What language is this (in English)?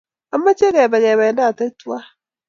Kalenjin